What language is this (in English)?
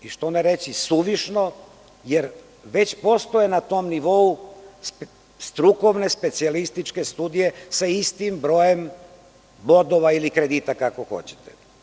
Serbian